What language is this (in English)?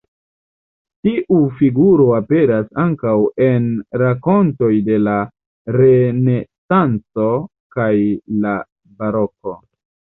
Esperanto